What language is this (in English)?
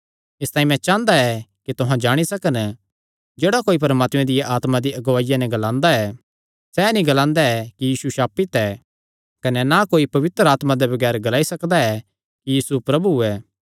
Kangri